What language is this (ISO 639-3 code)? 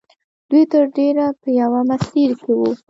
pus